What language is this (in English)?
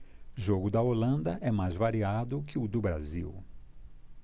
Portuguese